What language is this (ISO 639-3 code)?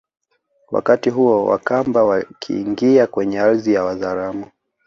swa